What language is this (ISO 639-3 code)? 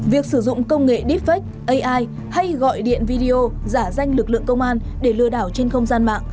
vie